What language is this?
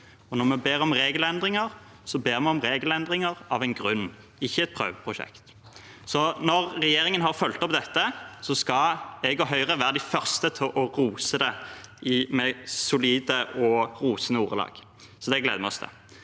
Norwegian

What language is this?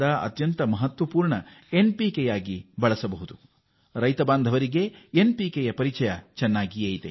Kannada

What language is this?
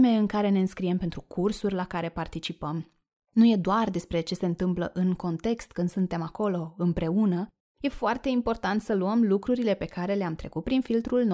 Romanian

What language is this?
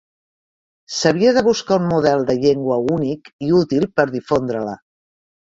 Catalan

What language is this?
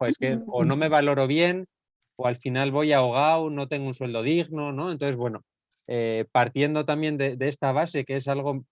Spanish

